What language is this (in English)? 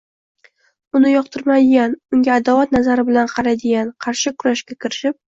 Uzbek